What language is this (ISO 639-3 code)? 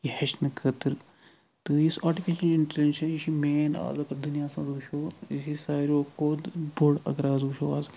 kas